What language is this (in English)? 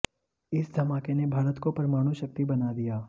Hindi